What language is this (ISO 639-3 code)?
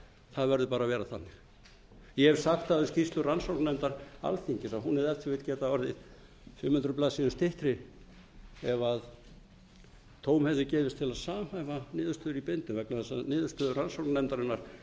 isl